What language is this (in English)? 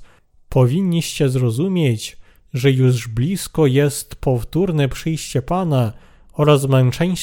Polish